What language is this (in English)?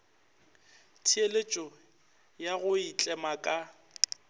Northern Sotho